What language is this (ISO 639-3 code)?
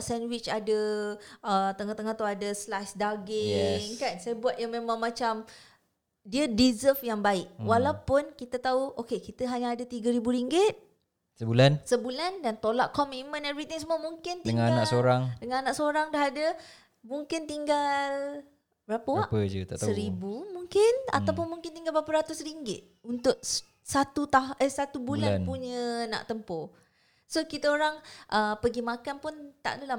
msa